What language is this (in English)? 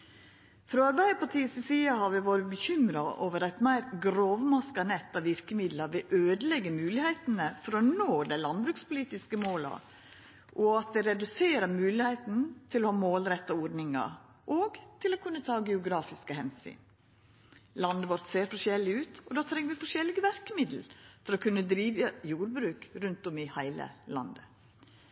Norwegian Nynorsk